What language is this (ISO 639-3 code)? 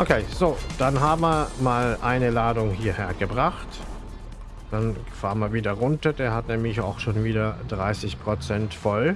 deu